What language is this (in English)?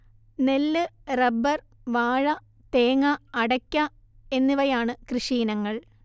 Malayalam